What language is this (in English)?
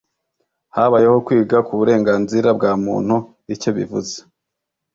Kinyarwanda